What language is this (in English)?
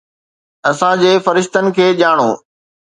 Sindhi